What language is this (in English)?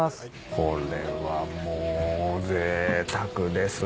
Japanese